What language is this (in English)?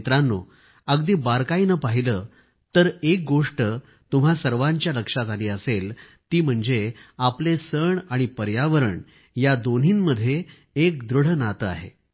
Marathi